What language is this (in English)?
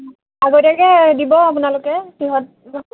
Assamese